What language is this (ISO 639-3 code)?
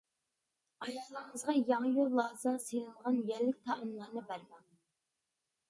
uig